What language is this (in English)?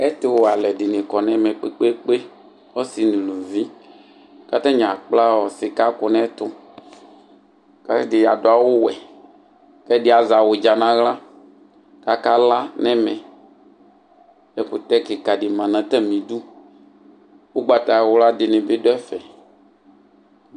Ikposo